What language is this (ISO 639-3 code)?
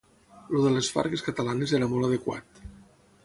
cat